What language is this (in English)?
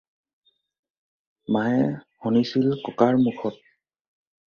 Assamese